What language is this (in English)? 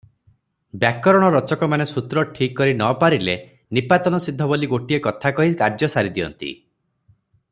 Odia